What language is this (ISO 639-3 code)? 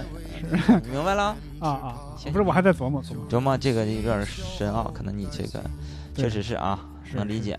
zho